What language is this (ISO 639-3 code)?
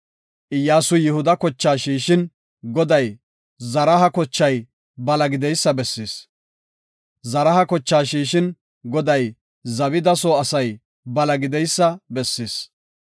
gof